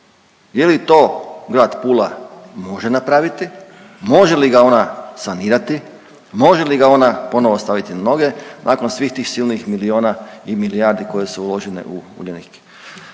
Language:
Croatian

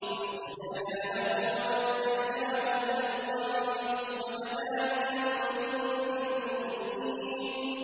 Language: Arabic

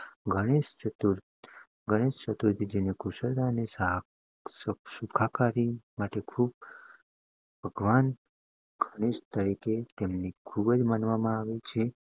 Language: Gujarati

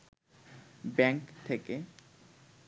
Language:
Bangla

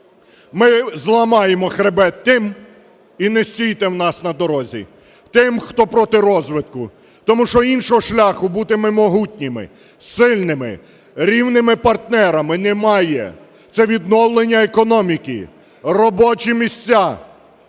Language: Ukrainian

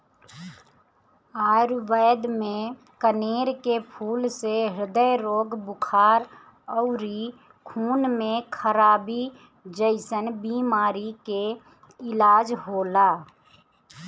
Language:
Bhojpuri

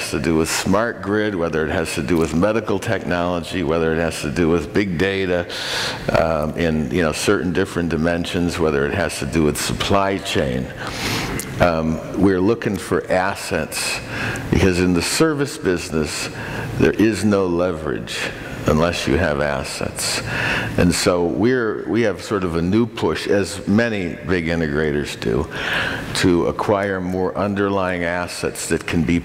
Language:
English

